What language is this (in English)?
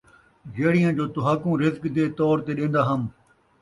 Saraiki